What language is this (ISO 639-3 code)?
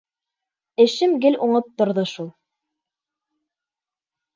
bak